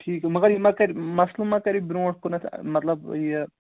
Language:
Kashmiri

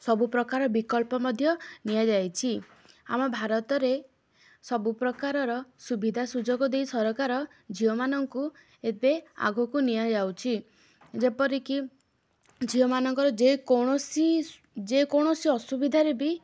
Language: Odia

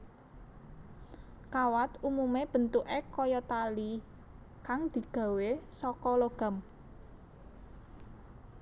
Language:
Javanese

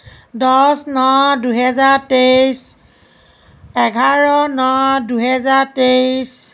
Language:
Assamese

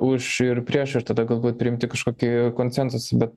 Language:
Lithuanian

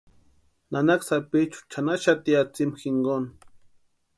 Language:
Western Highland Purepecha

